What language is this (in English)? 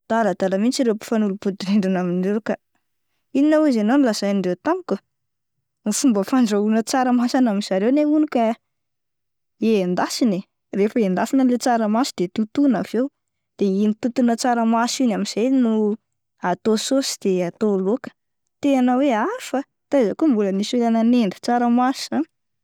Malagasy